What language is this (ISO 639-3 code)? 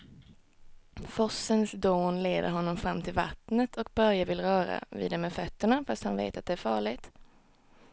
swe